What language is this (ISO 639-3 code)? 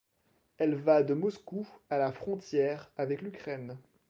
fra